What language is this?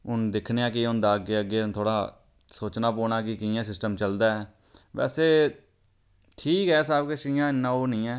Dogri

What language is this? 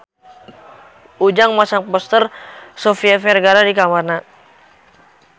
Sundanese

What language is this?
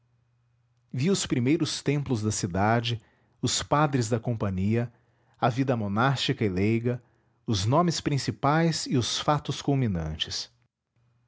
Portuguese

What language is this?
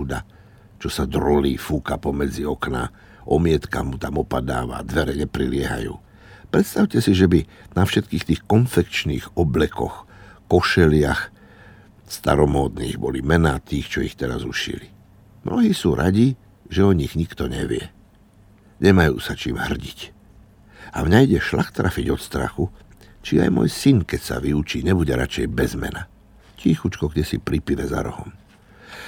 Slovak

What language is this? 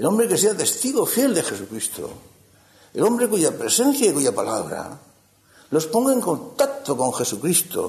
Spanish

